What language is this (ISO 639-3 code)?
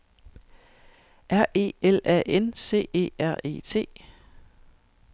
dan